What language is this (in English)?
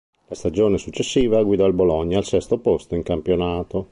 Italian